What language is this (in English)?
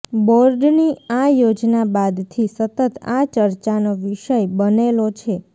Gujarati